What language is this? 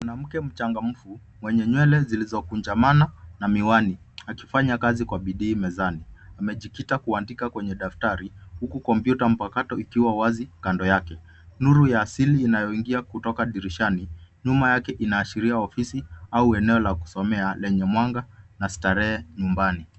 Swahili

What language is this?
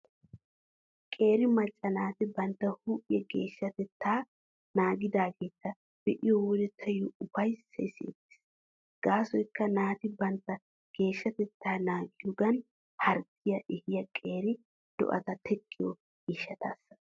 Wolaytta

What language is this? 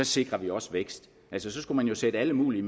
Danish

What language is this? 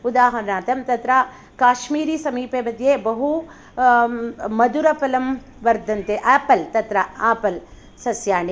Sanskrit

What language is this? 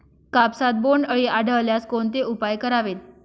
Marathi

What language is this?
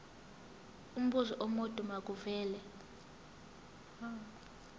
Zulu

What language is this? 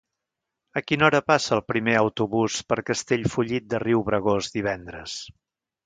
Catalan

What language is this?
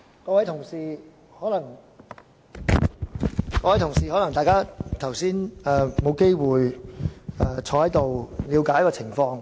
Cantonese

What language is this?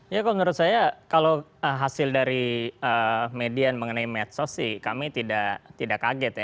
Indonesian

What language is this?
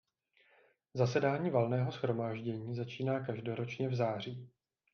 Czech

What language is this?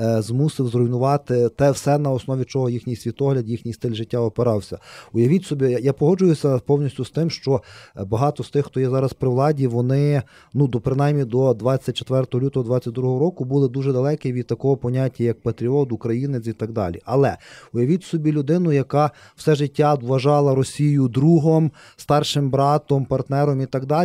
Ukrainian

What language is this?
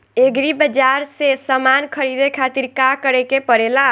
Bhojpuri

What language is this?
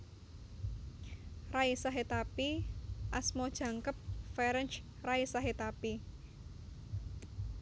Javanese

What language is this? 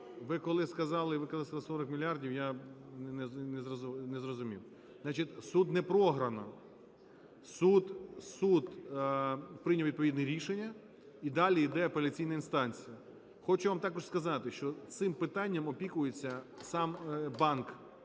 Ukrainian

